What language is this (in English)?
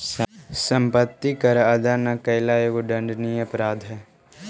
Magahi